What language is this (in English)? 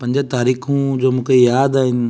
Sindhi